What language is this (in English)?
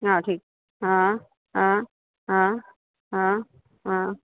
Sindhi